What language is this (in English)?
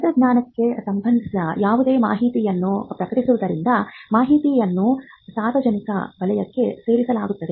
Kannada